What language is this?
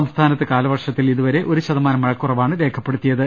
Malayalam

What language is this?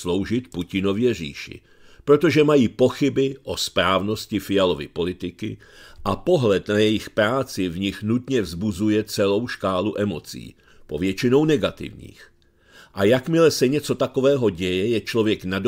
Czech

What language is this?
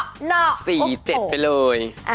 Thai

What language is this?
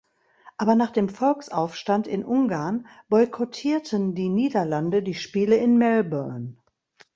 German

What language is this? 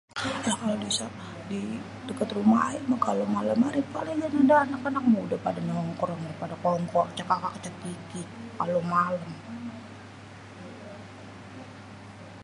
Betawi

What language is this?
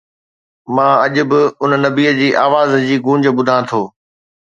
Sindhi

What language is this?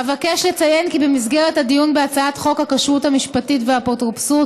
Hebrew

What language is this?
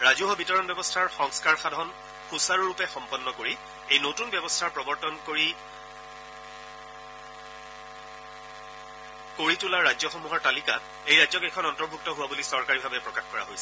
Assamese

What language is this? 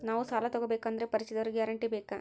Kannada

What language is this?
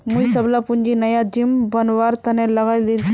Magahi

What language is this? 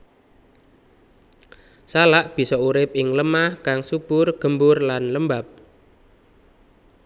Javanese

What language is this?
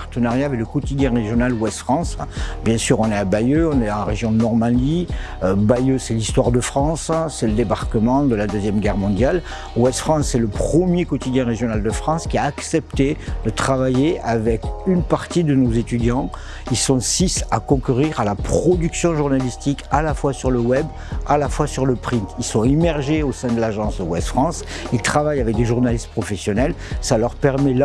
French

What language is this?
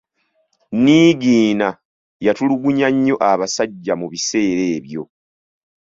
Ganda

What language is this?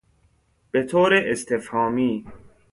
Persian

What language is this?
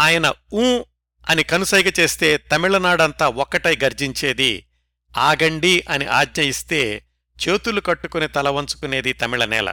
Telugu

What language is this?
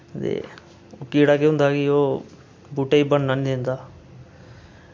Dogri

